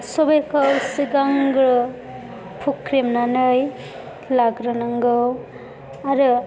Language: Bodo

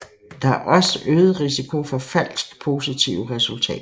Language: Danish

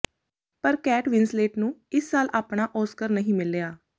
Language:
Punjabi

